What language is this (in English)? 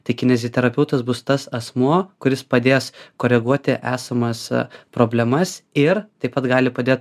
Lithuanian